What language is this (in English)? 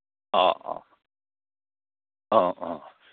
Manipuri